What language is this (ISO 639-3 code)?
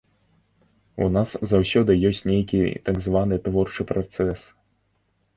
bel